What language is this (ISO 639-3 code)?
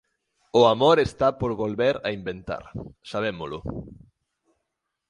glg